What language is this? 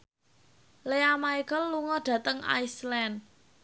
Javanese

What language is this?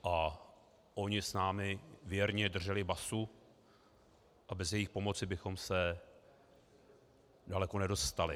Czech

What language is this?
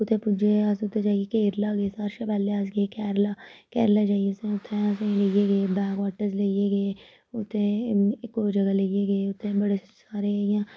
Dogri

